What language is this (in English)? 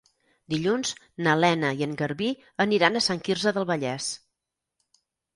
Catalan